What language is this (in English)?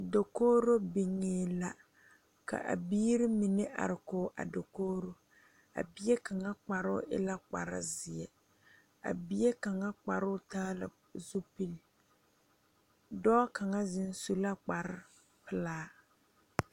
Southern Dagaare